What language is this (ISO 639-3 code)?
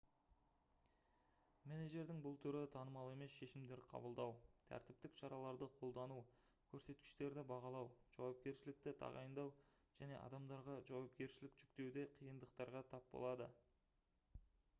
kaz